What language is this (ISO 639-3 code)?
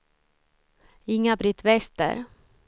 swe